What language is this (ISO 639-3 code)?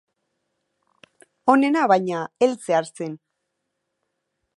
eus